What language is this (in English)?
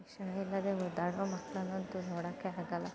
Kannada